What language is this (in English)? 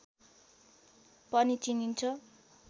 Nepali